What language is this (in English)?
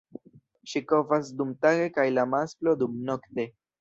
Esperanto